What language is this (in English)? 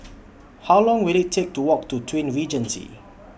English